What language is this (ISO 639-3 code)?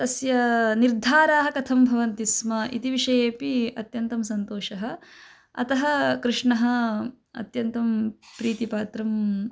san